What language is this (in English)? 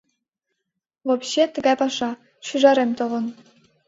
Mari